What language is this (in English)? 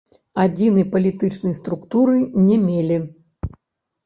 Belarusian